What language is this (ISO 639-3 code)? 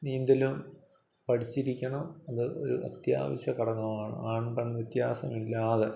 mal